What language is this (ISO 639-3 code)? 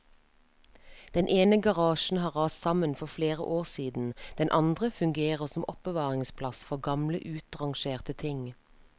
nor